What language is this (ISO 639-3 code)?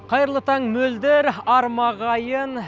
kaz